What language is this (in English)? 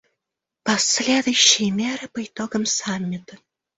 Russian